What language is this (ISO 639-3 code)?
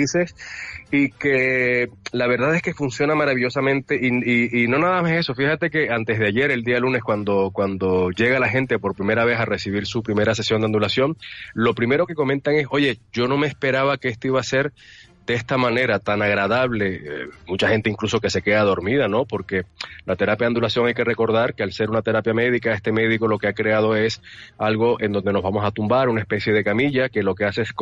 spa